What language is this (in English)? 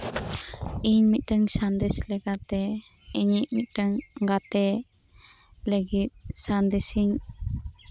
Santali